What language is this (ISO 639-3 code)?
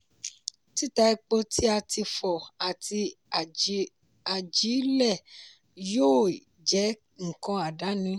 yor